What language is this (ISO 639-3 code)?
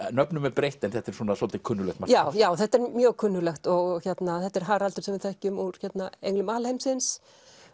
isl